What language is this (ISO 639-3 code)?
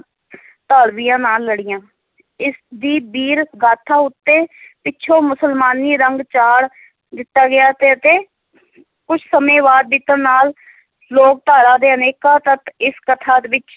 pan